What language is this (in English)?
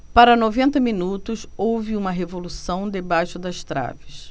Portuguese